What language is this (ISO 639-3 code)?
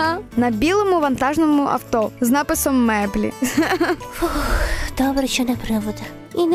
ukr